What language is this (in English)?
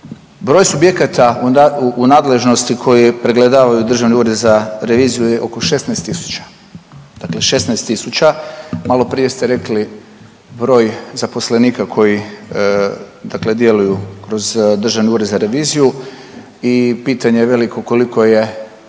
Croatian